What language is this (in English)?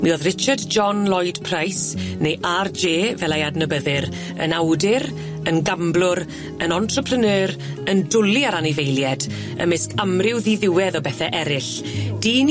Welsh